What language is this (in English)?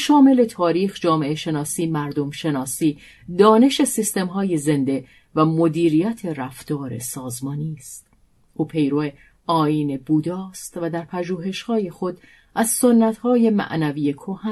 Persian